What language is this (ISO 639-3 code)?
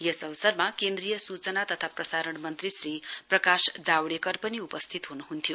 nep